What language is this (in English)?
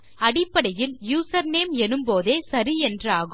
Tamil